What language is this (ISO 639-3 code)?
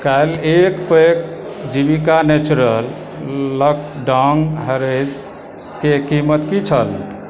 mai